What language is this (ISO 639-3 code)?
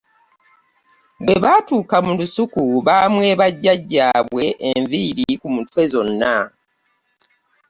lug